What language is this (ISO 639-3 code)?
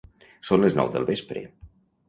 cat